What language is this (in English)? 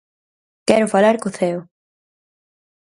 Galician